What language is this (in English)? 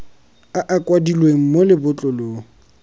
Tswana